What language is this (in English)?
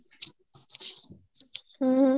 Odia